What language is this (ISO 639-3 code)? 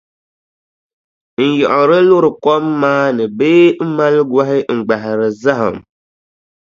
dag